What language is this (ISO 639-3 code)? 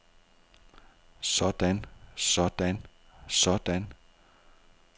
dan